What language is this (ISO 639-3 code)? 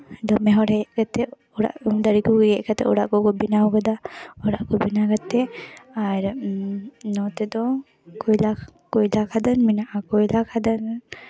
sat